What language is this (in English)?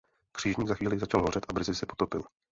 Czech